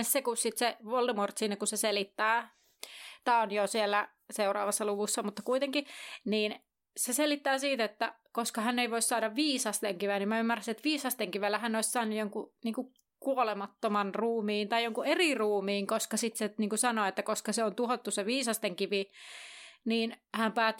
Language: Finnish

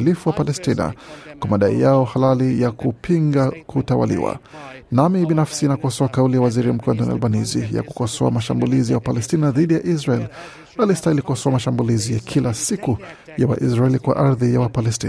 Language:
Swahili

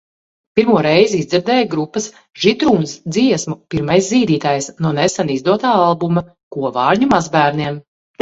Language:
Latvian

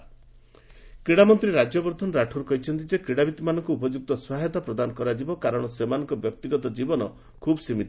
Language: Odia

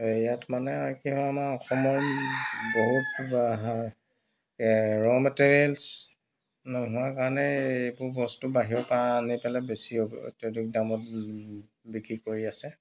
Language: Assamese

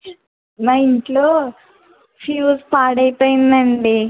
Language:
Telugu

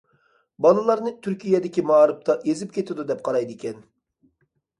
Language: Uyghur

